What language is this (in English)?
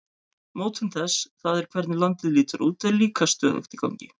Icelandic